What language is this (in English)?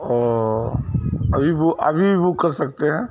Urdu